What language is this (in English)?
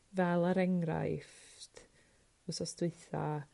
Welsh